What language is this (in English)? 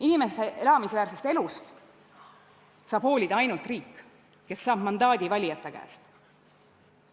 Estonian